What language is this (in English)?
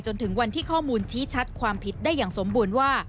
Thai